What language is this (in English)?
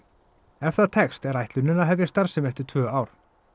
Icelandic